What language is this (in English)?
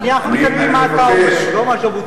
Hebrew